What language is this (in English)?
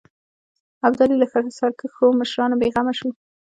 Pashto